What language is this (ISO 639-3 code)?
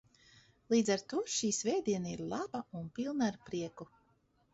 lav